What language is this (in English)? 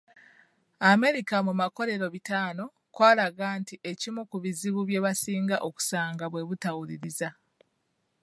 Ganda